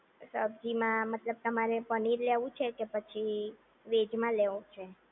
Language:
Gujarati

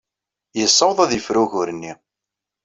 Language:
Kabyle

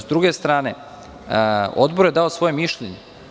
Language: Serbian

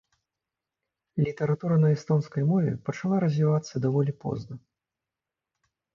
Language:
Belarusian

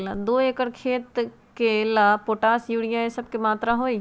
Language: Magahi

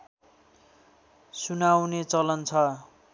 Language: Nepali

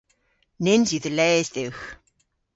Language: Cornish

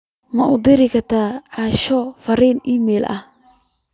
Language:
Somali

